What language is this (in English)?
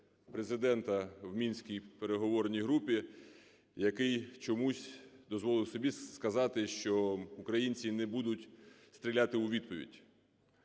Ukrainian